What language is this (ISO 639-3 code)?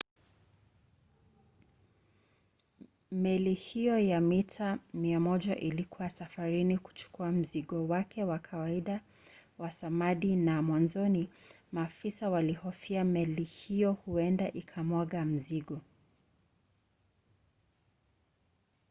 swa